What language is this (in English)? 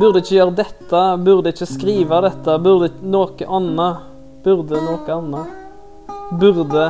Norwegian